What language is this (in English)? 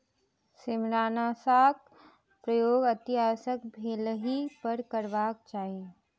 Maithili